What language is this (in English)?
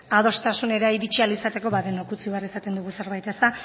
Basque